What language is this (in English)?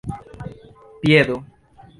Esperanto